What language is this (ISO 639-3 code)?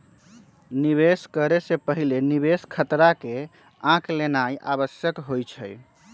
mag